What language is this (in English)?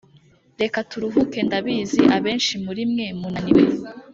Kinyarwanda